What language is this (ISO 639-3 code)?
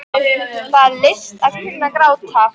isl